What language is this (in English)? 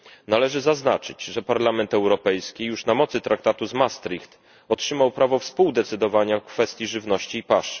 Polish